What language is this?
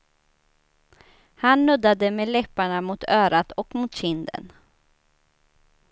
Swedish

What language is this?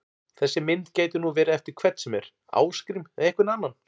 Icelandic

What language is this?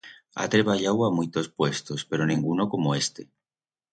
Aragonese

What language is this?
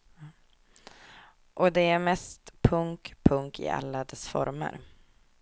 Swedish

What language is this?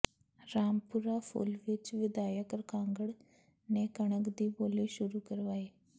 Punjabi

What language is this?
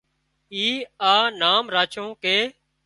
Wadiyara Koli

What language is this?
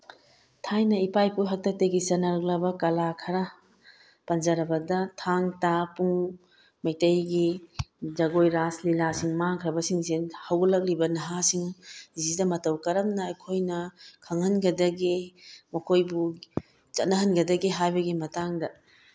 Manipuri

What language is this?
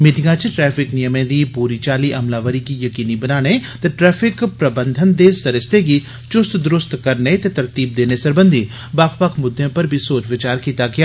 Dogri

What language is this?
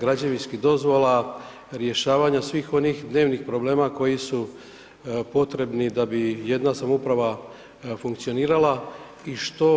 Croatian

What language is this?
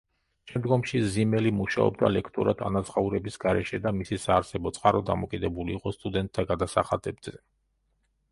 Georgian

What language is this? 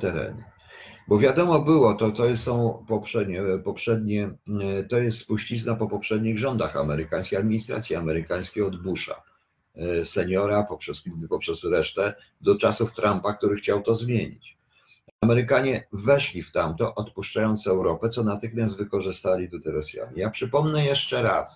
Polish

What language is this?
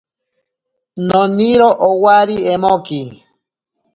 Ashéninka Perené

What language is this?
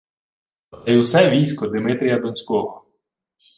Ukrainian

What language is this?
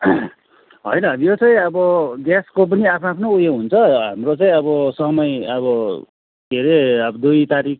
Nepali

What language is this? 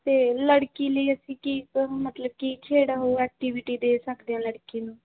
Punjabi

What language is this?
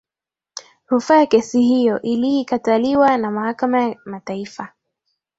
Swahili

